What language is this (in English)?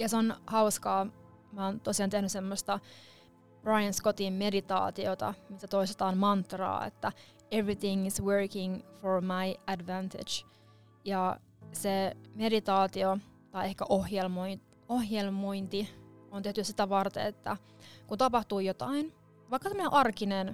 Finnish